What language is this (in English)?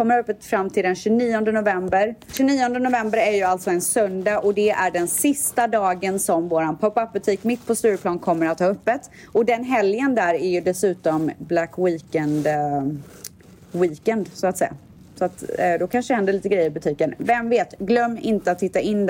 Swedish